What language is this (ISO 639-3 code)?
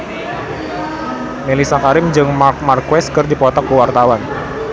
sun